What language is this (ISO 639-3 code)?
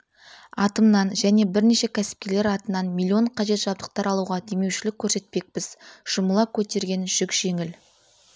kaz